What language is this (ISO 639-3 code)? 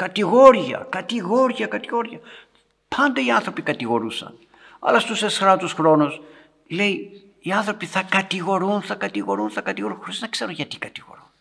ell